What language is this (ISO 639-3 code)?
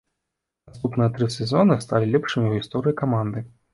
bel